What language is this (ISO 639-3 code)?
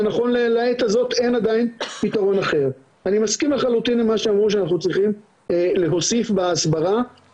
heb